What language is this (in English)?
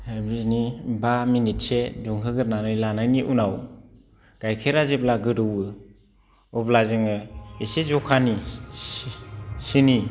Bodo